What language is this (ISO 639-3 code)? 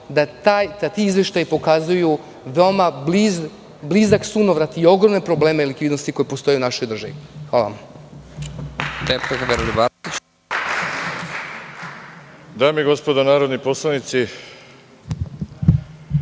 srp